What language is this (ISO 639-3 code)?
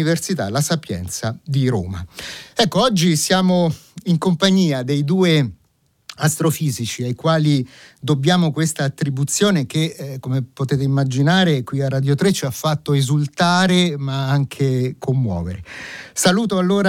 ita